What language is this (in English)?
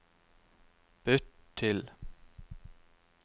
Norwegian